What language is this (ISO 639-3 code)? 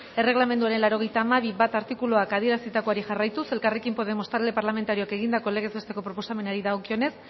eus